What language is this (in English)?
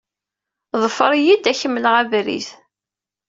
Kabyle